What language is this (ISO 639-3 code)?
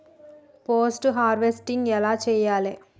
tel